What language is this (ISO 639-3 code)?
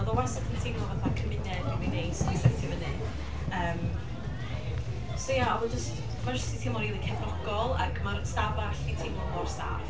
cym